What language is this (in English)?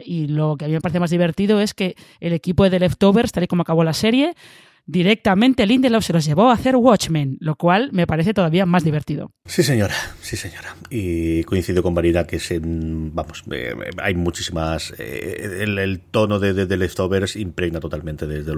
Spanish